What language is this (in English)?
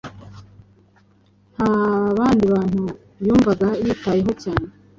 Kinyarwanda